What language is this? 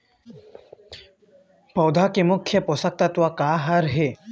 Chhattisgarhi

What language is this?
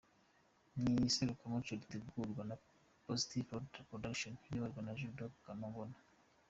Kinyarwanda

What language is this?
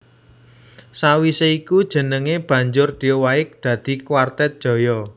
Javanese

